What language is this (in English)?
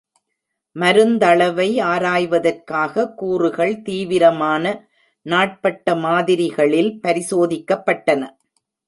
Tamil